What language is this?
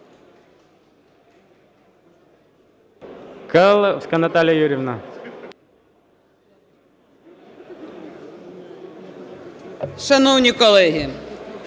Ukrainian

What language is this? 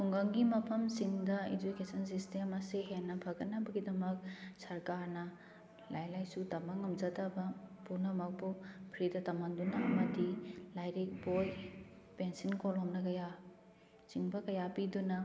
Manipuri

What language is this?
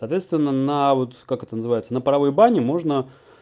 Russian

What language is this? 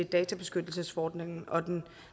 Danish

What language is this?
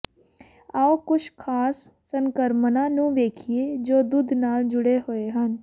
Punjabi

